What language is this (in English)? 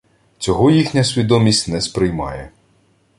Ukrainian